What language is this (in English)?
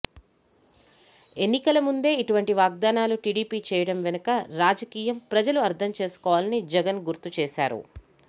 Telugu